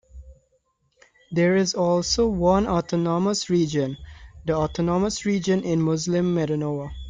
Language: English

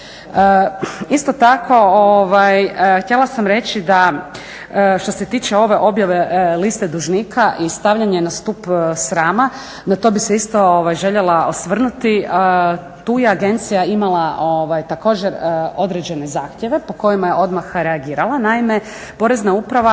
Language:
Croatian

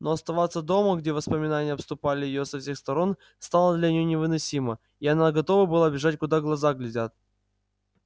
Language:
Russian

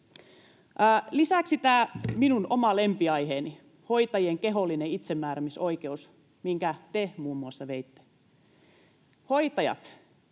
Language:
Finnish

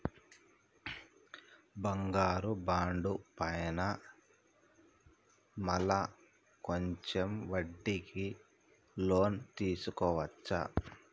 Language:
Telugu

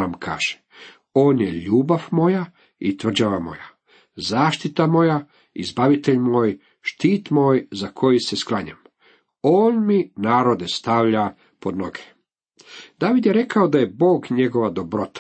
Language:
Croatian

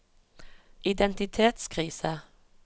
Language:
Norwegian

